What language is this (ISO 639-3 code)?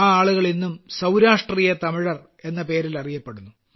mal